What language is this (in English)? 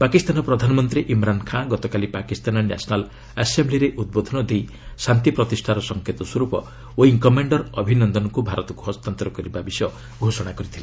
Odia